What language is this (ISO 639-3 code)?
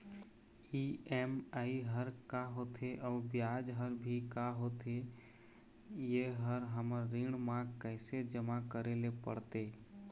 hne